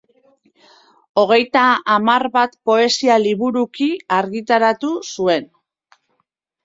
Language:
Basque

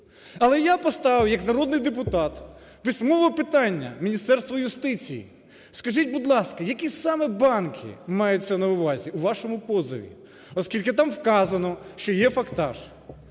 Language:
Ukrainian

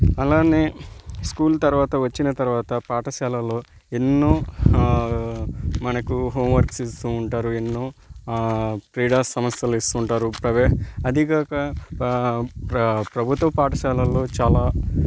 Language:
Telugu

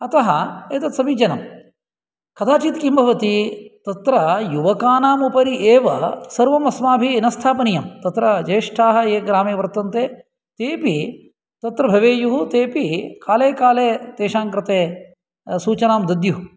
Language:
Sanskrit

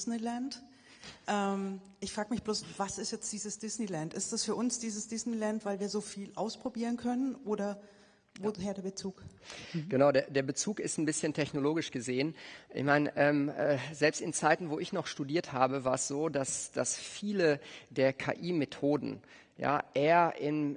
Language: German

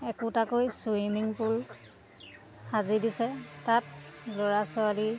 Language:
Assamese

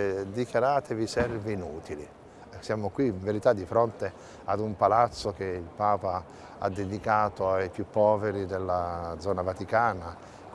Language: Italian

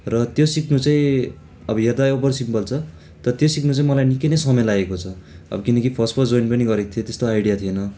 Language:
Nepali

